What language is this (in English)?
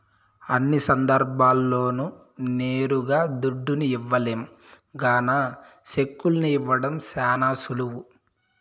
Telugu